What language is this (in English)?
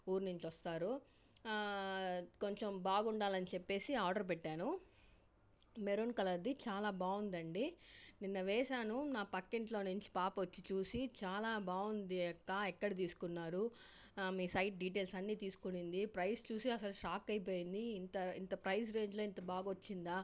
Telugu